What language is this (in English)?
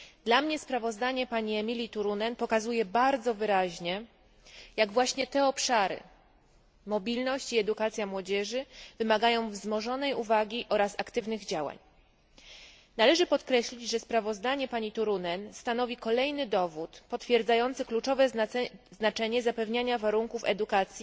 Polish